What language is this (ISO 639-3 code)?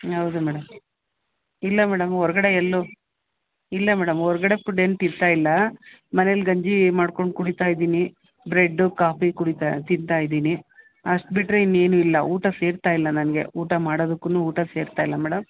kan